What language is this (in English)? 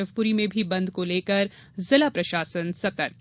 Hindi